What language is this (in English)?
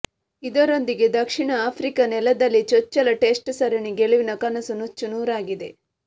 Kannada